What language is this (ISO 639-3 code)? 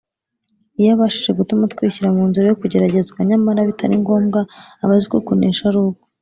kin